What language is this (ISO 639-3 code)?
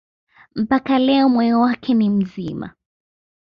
swa